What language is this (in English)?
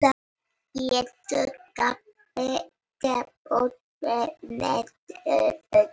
Icelandic